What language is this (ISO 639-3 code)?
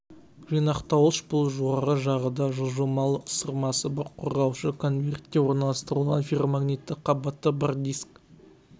kaz